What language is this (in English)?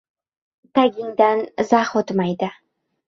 Uzbek